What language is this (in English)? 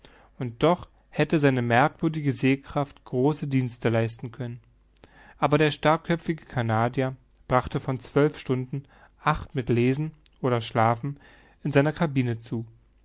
German